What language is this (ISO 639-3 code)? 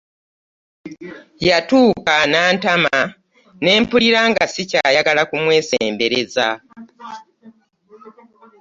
lug